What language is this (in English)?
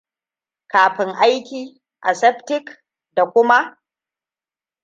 Hausa